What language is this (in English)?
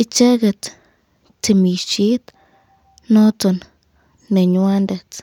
Kalenjin